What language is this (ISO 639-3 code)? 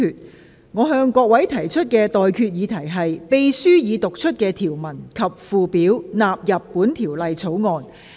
yue